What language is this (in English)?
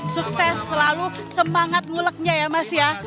Indonesian